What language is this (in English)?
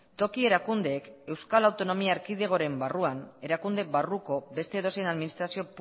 Basque